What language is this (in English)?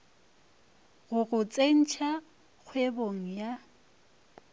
Northern Sotho